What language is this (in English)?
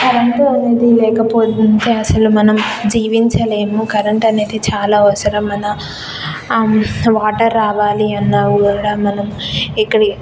Telugu